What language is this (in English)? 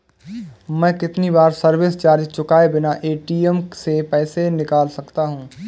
Hindi